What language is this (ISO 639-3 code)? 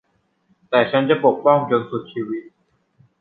tha